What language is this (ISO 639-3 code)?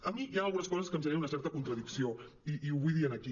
cat